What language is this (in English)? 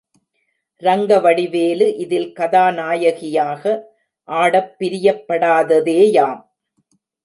Tamil